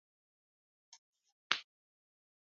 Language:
Swahili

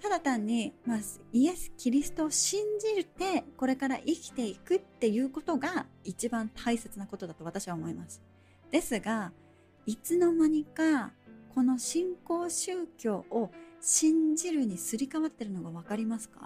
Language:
Japanese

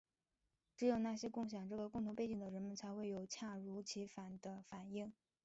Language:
Chinese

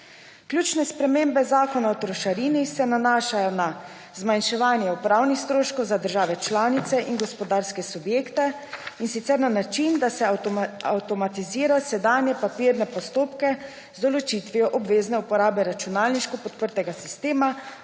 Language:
Slovenian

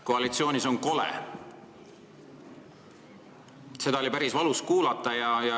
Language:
Estonian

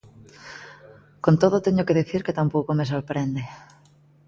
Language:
Galician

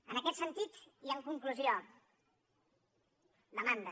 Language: Catalan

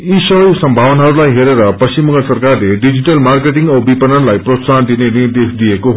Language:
Nepali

